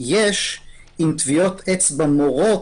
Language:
Hebrew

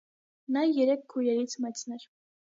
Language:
Armenian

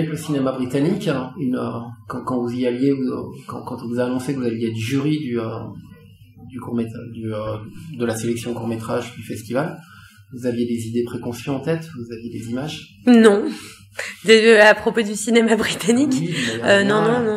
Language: French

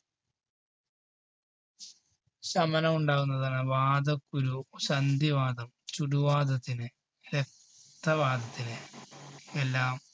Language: Malayalam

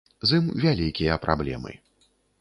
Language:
Belarusian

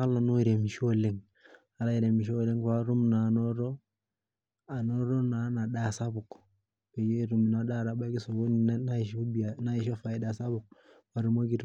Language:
Masai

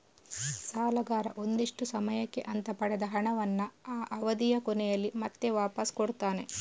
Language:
Kannada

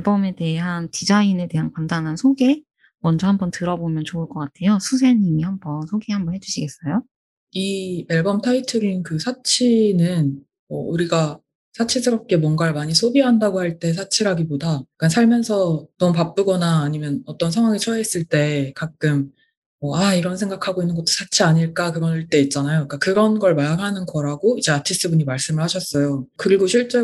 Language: Korean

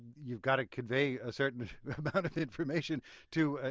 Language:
English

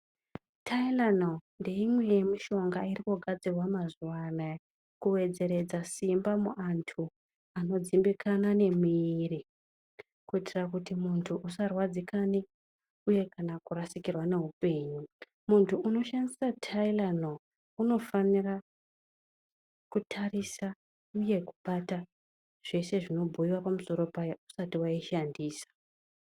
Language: Ndau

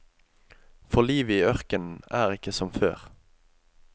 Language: Norwegian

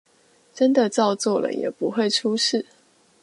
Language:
Chinese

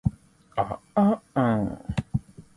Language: Cantonese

